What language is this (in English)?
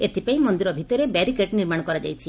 Odia